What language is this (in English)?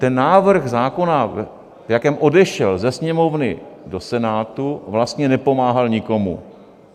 Czech